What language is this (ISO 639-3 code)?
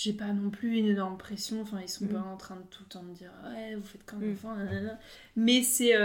fra